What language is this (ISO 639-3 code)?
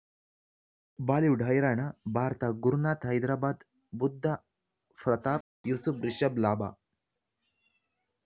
kan